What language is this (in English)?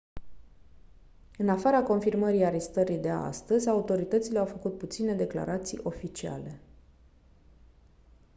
Romanian